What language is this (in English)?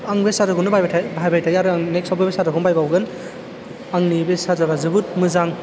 Bodo